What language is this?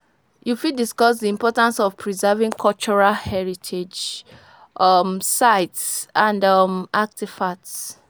Nigerian Pidgin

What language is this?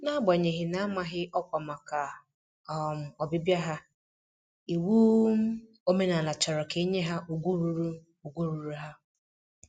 Igbo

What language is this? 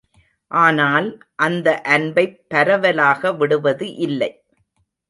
Tamil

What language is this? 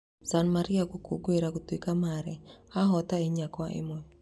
Kikuyu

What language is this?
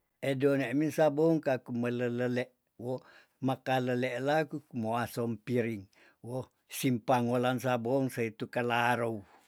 Tondano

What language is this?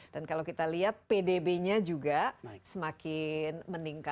Indonesian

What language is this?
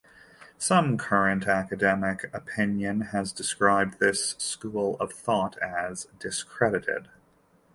English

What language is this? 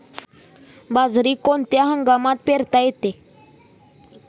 Marathi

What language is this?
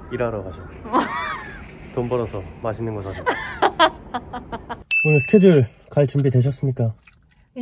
Korean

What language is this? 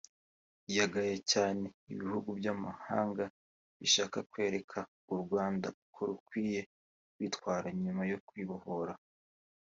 Kinyarwanda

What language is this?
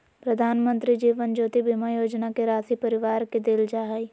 Magahi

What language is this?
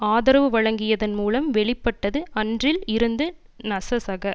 Tamil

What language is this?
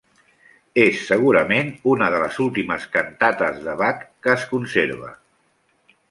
Catalan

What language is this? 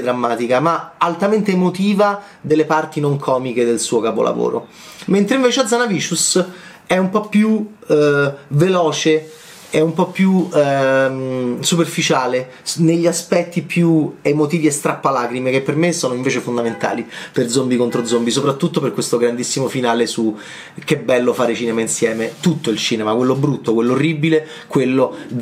Italian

